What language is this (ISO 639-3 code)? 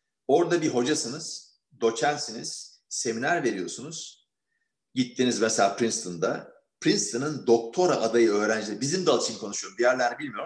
tur